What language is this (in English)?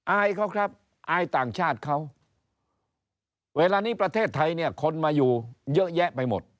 Thai